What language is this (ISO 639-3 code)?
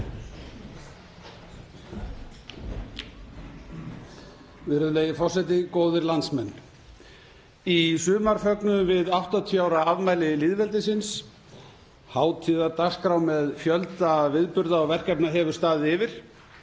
isl